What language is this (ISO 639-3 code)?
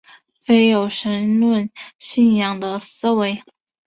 zho